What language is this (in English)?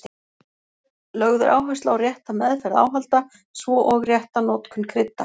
Icelandic